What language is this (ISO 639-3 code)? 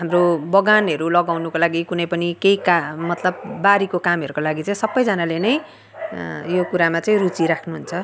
nep